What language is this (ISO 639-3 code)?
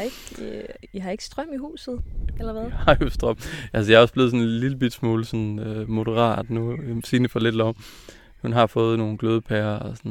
dan